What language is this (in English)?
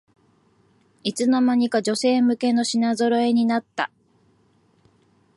Japanese